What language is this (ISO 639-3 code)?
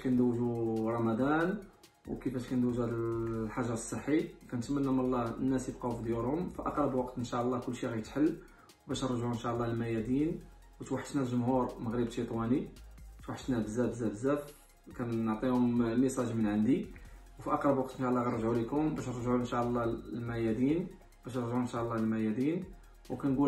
ara